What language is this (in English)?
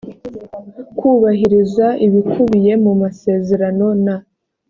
Kinyarwanda